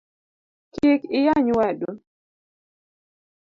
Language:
Luo (Kenya and Tanzania)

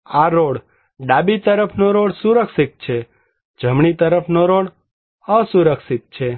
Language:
Gujarati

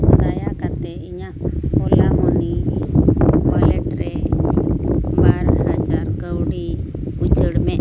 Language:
Santali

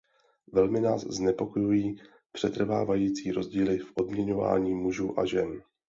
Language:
Czech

